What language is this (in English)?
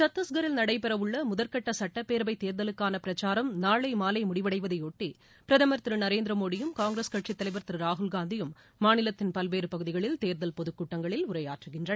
Tamil